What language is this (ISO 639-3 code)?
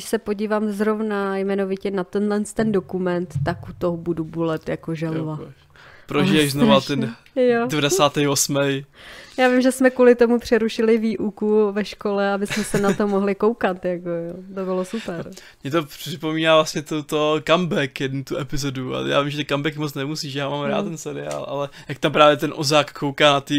ces